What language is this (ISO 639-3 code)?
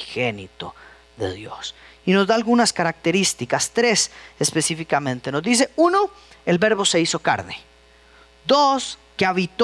spa